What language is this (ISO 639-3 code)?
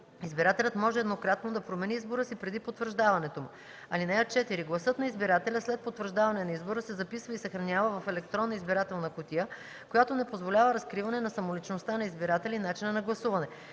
bul